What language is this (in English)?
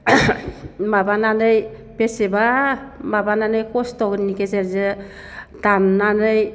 Bodo